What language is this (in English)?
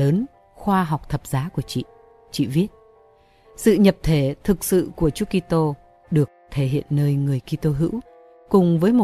Vietnamese